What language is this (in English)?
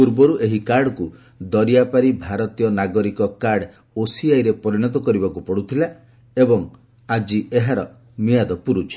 Odia